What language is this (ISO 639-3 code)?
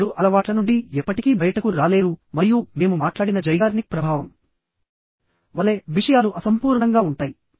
tel